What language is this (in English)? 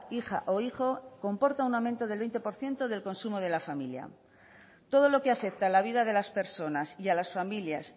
Spanish